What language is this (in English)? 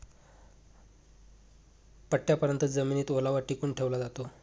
Marathi